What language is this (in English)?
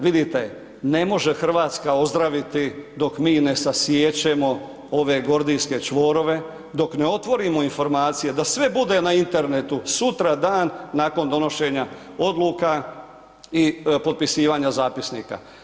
Croatian